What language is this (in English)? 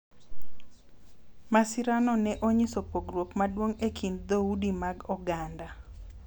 Luo (Kenya and Tanzania)